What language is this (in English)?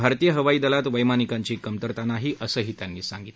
Marathi